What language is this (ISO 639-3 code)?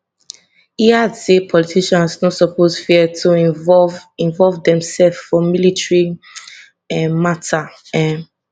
pcm